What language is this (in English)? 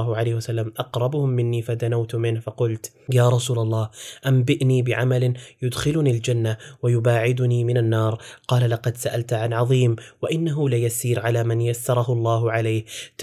Arabic